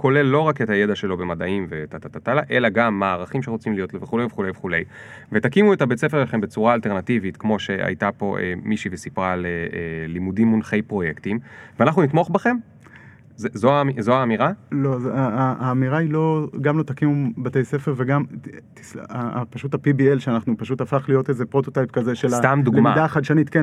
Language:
Hebrew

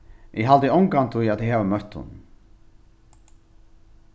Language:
Faroese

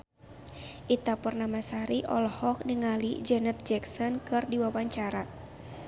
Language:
Sundanese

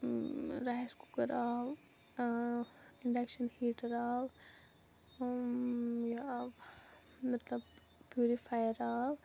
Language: Kashmiri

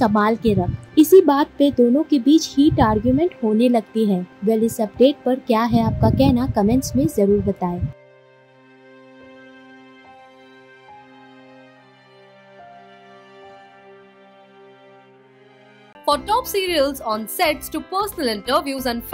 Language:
Hindi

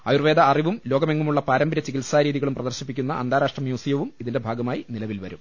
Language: Malayalam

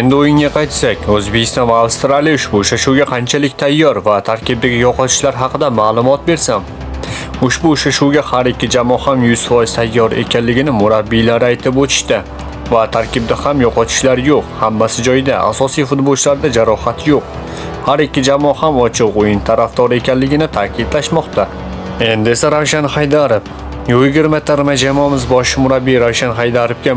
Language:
Uzbek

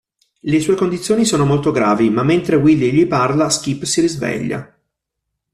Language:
Italian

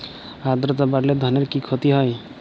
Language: Bangla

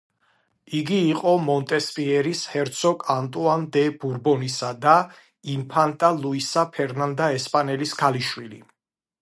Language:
Georgian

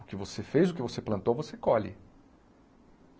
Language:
Portuguese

